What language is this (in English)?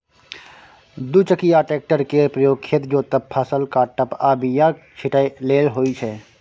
Maithili